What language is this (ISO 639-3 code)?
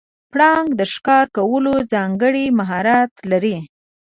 pus